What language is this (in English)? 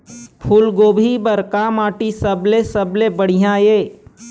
Chhattisgarhi